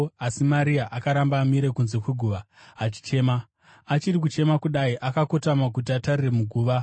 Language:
Shona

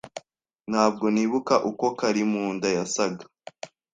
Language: Kinyarwanda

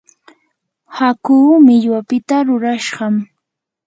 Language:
Yanahuanca Pasco Quechua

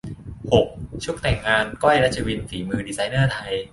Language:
Thai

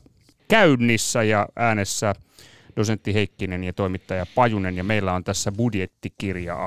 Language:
Finnish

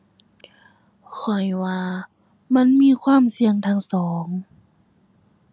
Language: Thai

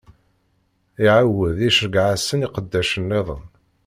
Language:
Kabyle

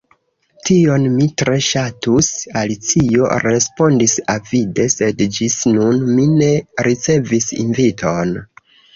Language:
Esperanto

